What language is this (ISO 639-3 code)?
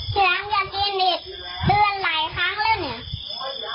tha